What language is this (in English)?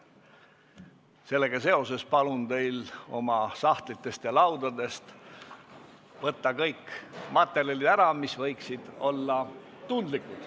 Estonian